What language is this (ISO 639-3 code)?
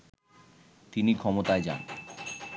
ben